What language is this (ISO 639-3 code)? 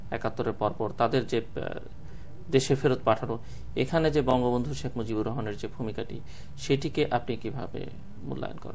ben